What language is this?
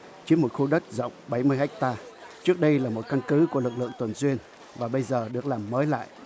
Vietnamese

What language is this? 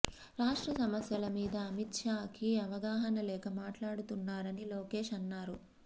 Telugu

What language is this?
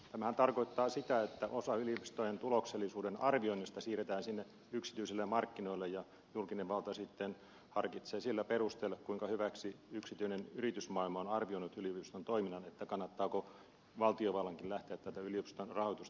Finnish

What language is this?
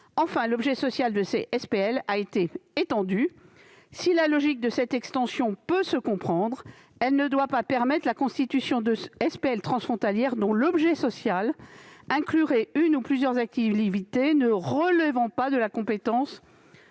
French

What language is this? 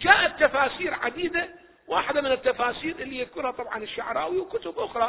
Arabic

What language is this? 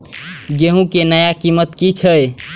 Maithili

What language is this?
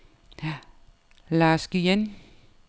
Danish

